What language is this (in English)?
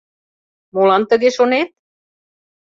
Mari